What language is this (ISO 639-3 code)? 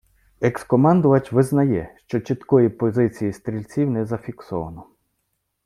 ukr